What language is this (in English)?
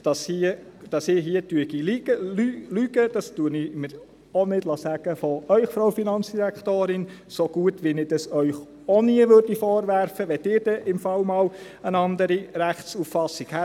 Swiss German